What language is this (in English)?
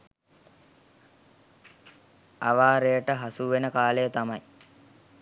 Sinhala